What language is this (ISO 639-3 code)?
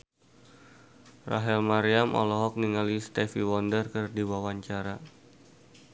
sun